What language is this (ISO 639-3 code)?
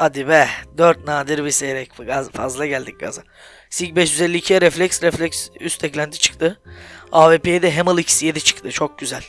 tur